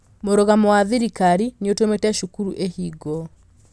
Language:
Kikuyu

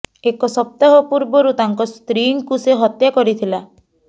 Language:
Odia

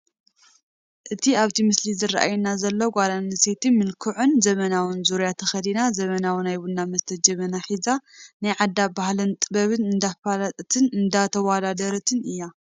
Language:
Tigrinya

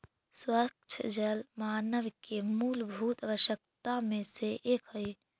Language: Magahi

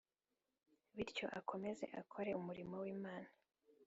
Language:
Kinyarwanda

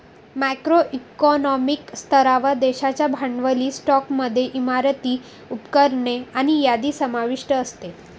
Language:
Marathi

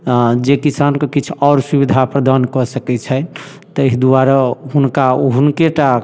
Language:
Maithili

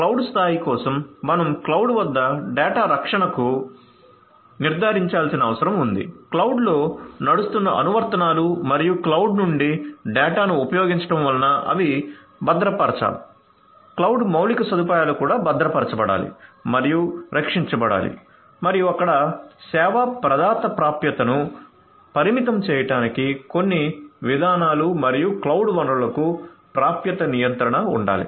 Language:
Telugu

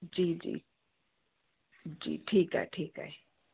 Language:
Sindhi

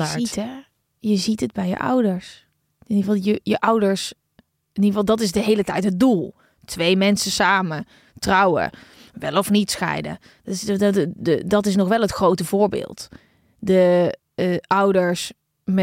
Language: Dutch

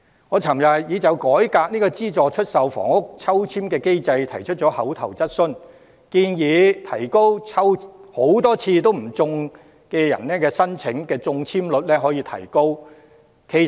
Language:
Cantonese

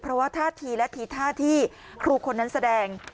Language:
Thai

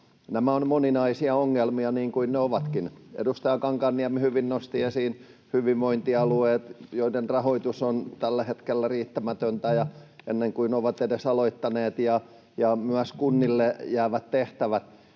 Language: Finnish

